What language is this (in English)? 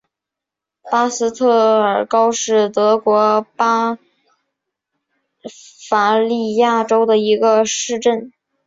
Chinese